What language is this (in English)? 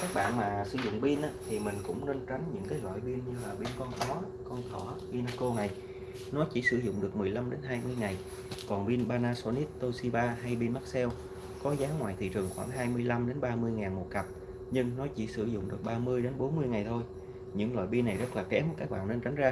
Vietnamese